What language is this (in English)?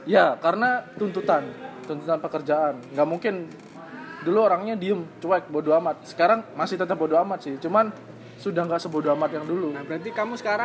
Indonesian